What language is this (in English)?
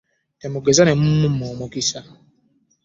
Ganda